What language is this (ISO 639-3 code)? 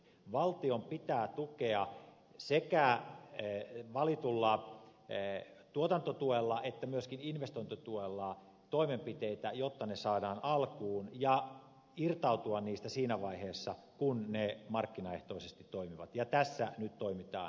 fin